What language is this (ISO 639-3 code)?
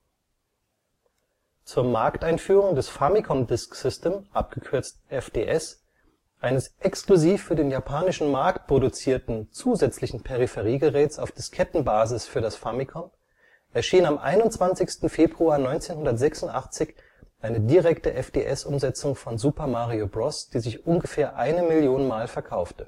deu